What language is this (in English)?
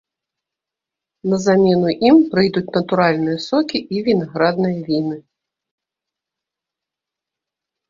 Belarusian